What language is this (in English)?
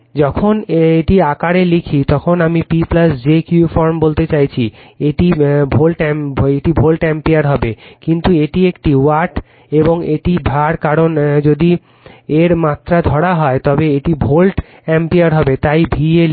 Bangla